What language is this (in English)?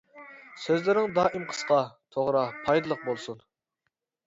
Uyghur